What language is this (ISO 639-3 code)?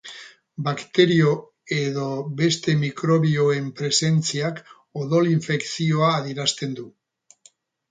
eus